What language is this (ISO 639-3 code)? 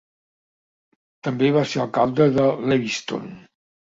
cat